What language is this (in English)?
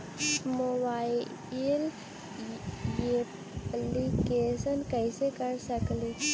Magahi